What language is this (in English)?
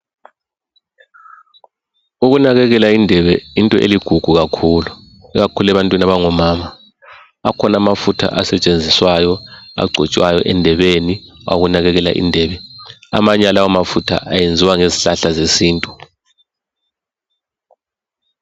North Ndebele